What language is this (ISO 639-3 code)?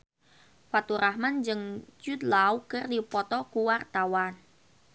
sun